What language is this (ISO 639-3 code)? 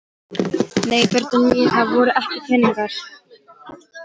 isl